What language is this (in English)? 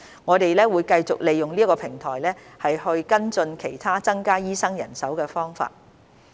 Cantonese